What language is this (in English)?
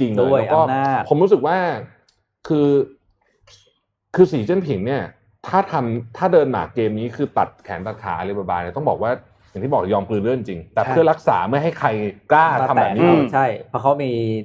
Thai